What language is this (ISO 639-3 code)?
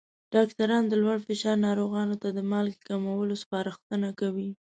pus